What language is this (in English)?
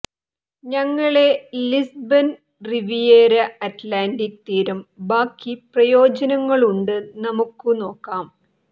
Malayalam